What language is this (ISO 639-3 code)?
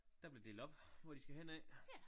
dan